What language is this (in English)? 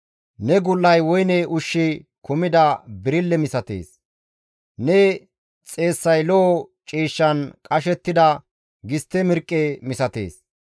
Gamo